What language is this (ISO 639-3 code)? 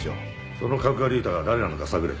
jpn